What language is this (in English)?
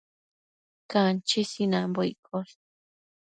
Matsés